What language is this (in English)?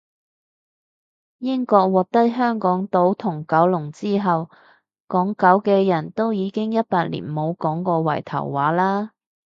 Cantonese